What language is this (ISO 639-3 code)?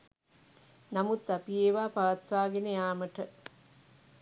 sin